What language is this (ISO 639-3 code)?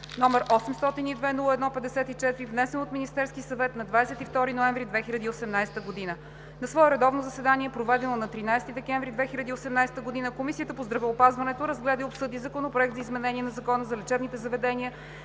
bul